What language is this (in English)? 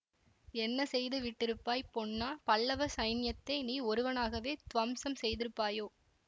Tamil